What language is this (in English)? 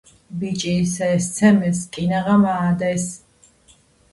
Georgian